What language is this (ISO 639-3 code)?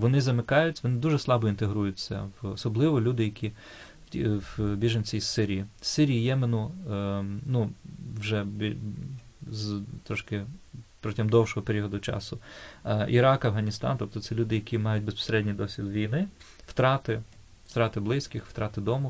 ukr